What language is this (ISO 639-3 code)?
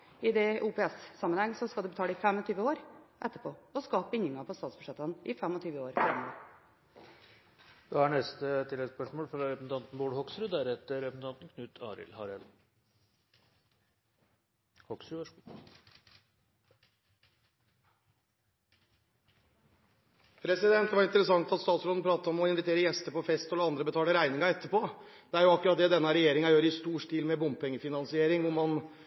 nor